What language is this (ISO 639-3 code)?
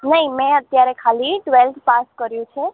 guj